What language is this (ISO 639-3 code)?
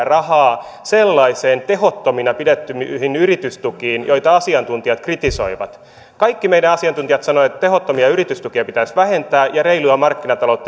fin